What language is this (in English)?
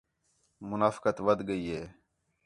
Khetrani